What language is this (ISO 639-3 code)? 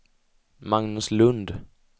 swe